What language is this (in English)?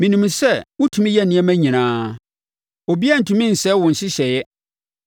Akan